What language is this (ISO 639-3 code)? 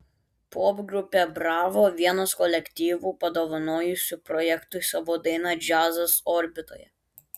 lit